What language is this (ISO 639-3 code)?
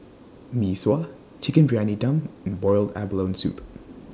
eng